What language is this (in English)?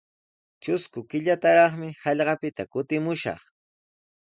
Sihuas Ancash Quechua